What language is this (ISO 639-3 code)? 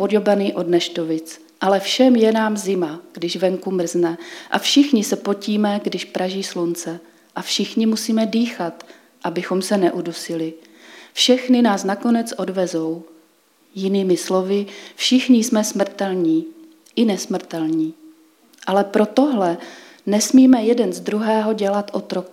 ces